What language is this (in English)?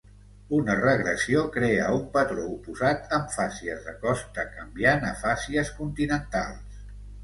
Catalan